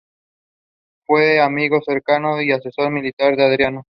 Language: Spanish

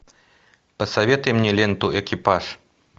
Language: Russian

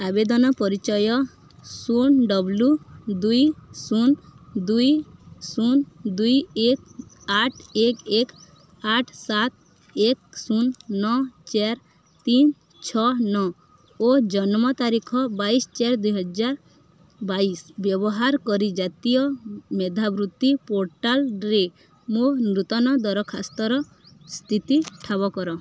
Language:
Odia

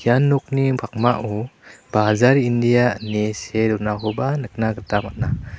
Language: Garo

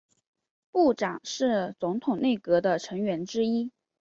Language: Chinese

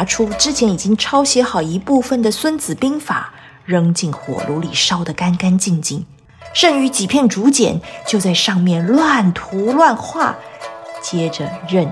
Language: Chinese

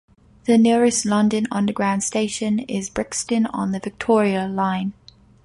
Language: English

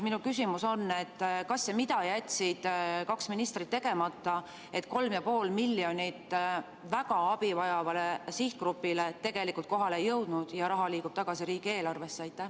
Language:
Estonian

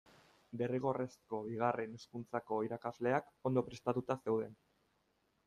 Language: Basque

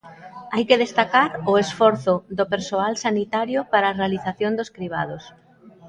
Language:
Galician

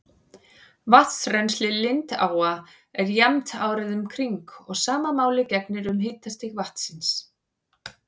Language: Icelandic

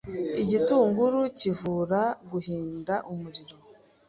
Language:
Kinyarwanda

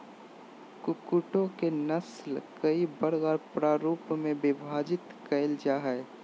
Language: Magahi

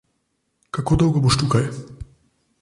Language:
Slovenian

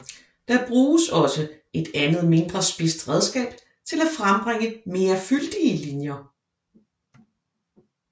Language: Danish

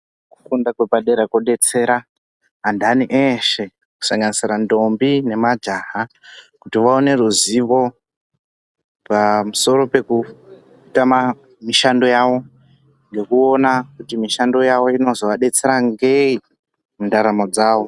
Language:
Ndau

